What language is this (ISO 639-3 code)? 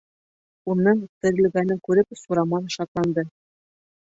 bak